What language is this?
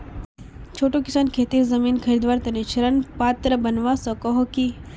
Magahi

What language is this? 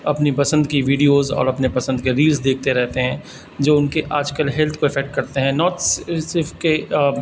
Urdu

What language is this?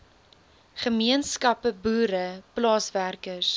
Afrikaans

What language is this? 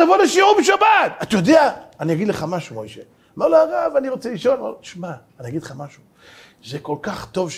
Hebrew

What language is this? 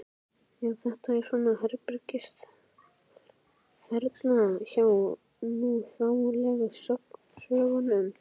Icelandic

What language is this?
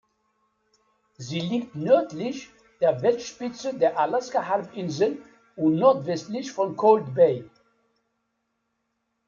German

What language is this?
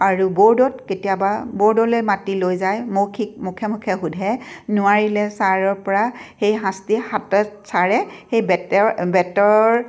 Assamese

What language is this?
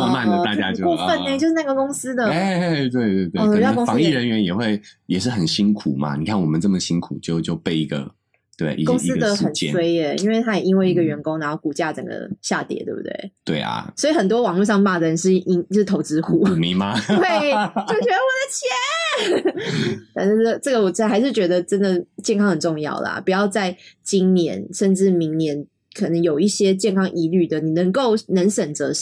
Chinese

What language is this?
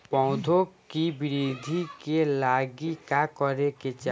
Bhojpuri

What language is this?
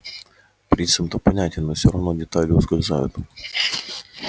Russian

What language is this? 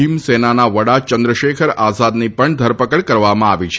Gujarati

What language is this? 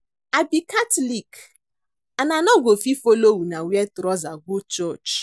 Nigerian Pidgin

